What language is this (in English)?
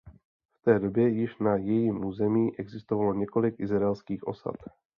Czech